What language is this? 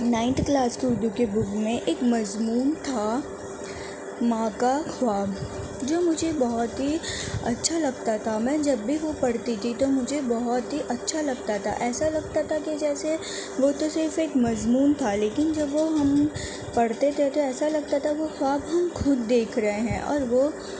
Urdu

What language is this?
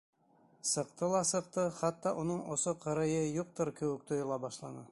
Bashkir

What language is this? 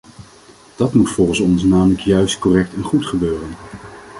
Dutch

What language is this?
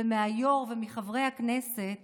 Hebrew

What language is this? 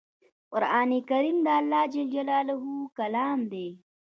Pashto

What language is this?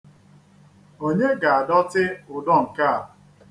Igbo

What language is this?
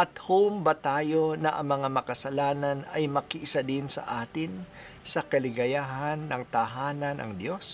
Filipino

